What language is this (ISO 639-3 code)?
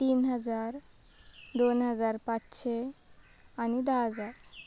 kok